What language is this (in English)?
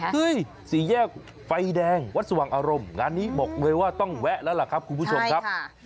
Thai